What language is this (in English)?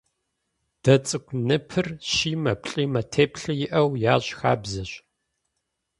Kabardian